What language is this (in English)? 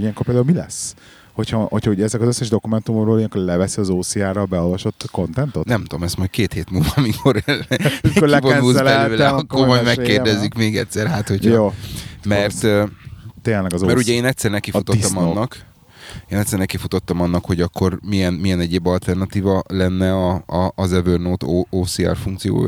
Hungarian